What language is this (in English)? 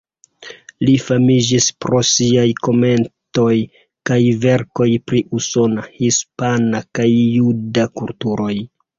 Esperanto